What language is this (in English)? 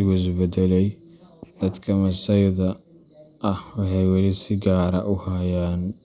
Somali